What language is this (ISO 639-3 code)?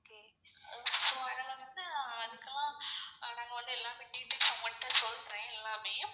tam